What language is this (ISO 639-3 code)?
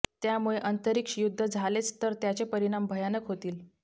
mar